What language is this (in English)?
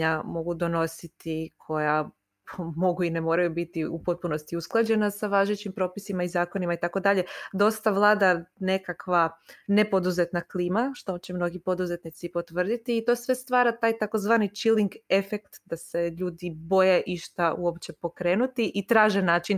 Croatian